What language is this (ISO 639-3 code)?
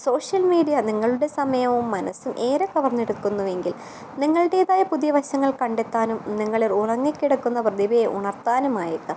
mal